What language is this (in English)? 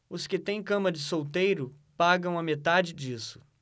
Portuguese